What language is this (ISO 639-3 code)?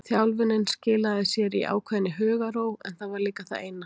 isl